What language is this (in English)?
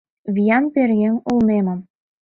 Mari